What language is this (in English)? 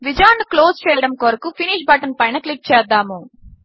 Telugu